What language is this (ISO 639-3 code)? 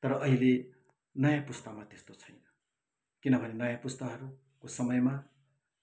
nep